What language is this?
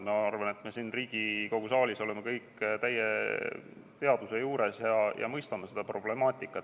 Estonian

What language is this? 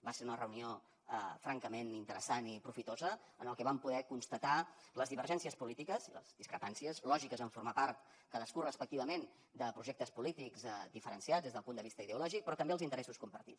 Catalan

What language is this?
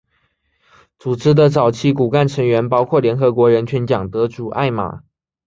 Chinese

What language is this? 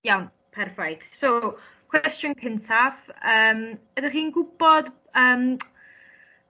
Welsh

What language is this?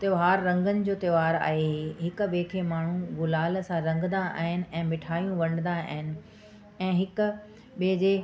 Sindhi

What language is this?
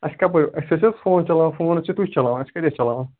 Kashmiri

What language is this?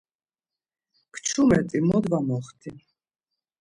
Laz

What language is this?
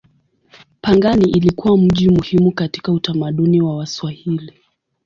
Swahili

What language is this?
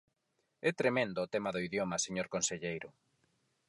Galician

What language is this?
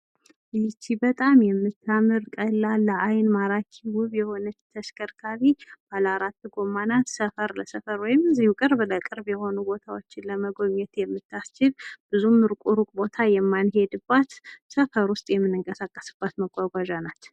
Amharic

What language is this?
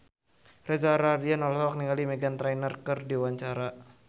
Sundanese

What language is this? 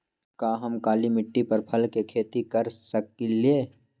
Magahi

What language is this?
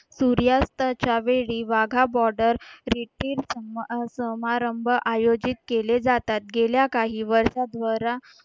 Marathi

